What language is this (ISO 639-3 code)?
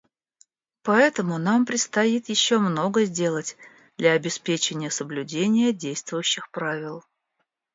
rus